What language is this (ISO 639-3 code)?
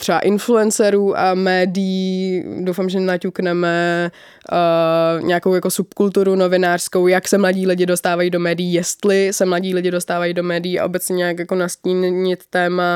ces